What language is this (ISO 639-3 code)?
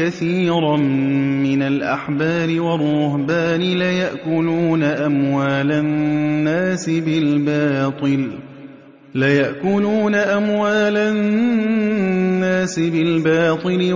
ara